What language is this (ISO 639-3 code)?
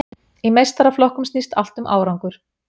isl